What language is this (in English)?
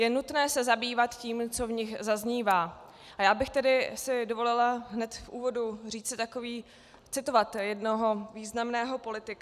Czech